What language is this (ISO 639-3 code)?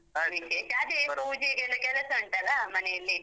kan